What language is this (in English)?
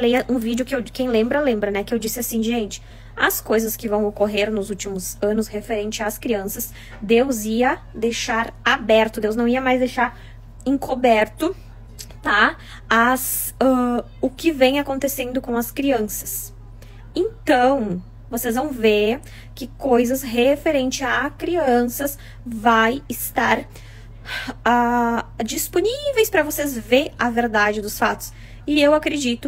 Portuguese